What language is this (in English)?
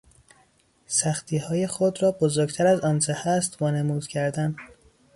Persian